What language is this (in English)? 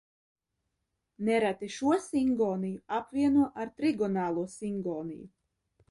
Latvian